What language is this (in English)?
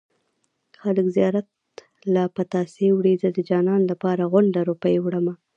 Pashto